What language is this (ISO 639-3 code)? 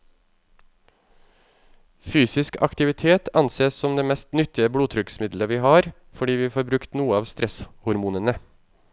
nor